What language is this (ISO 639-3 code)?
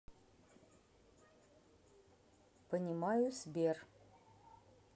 rus